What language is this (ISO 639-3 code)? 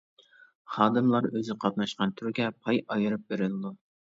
uig